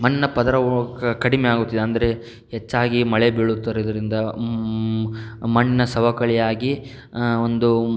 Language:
Kannada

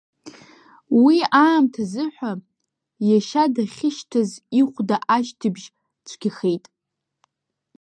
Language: Abkhazian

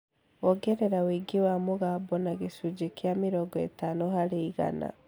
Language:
Kikuyu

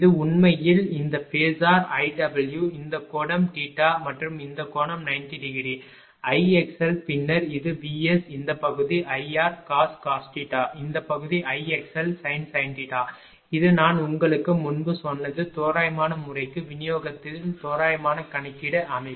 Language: Tamil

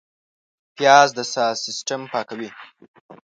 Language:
Pashto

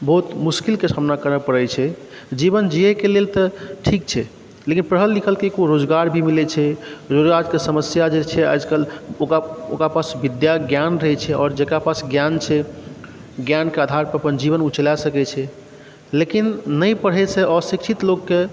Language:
Maithili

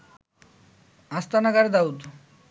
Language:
Bangla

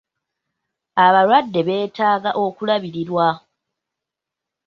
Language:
Ganda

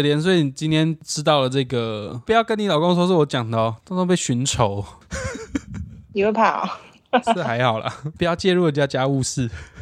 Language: Chinese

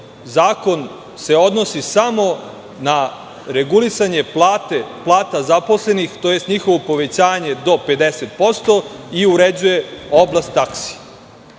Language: Serbian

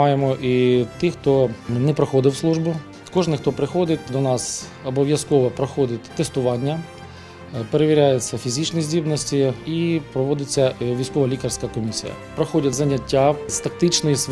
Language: Ukrainian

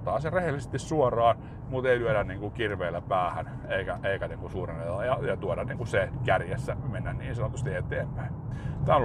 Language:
Finnish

